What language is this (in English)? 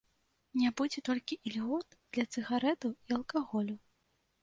Belarusian